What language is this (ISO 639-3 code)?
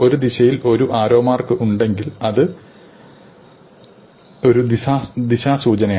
mal